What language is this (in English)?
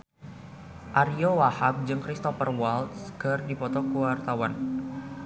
Sundanese